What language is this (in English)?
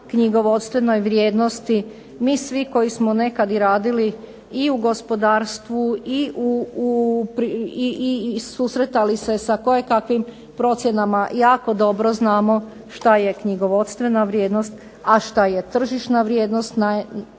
Croatian